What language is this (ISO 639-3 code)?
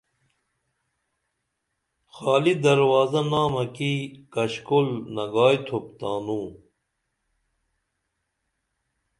dml